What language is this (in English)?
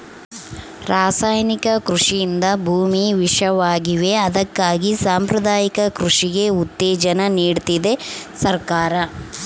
Kannada